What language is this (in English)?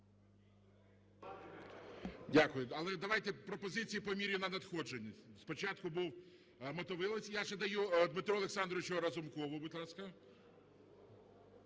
Ukrainian